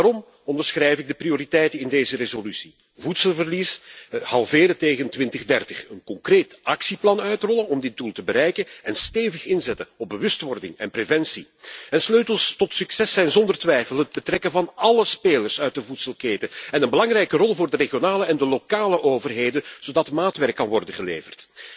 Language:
Dutch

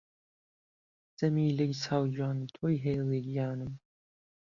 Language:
Central Kurdish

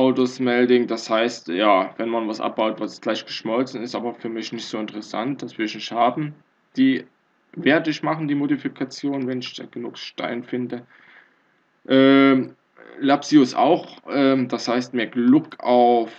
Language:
German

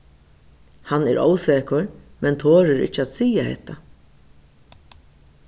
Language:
Faroese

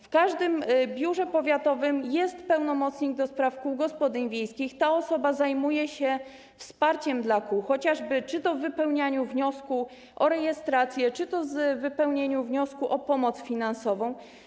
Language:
Polish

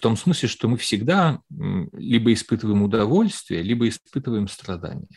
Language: Russian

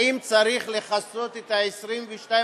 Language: Hebrew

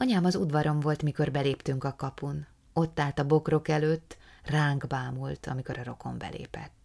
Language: Hungarian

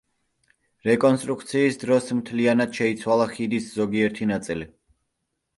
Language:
Georgian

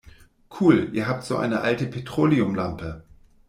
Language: German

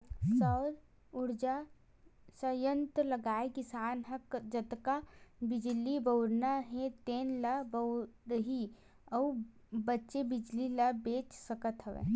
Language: Chhattisgarhi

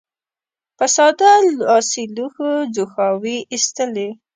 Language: Pashto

